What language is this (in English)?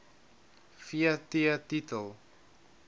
Afrikaans